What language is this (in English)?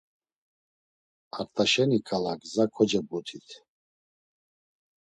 Laz